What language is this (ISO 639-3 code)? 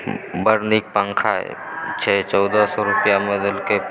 mai